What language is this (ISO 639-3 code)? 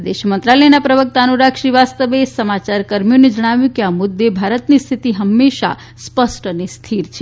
guj